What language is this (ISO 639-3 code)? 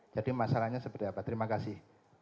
ind